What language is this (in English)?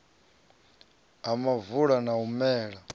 Venda